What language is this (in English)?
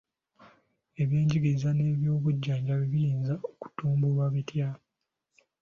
Ganda